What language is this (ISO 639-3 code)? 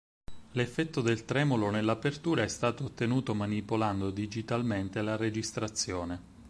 ita